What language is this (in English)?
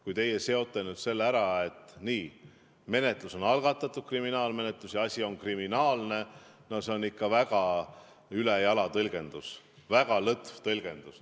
Estonian